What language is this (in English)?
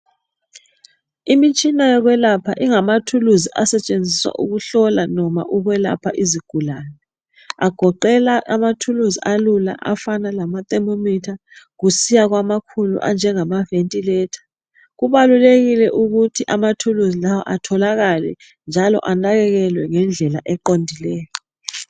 North Ndebele